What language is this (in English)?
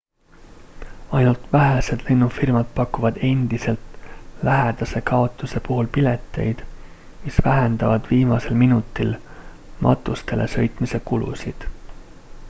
Estonian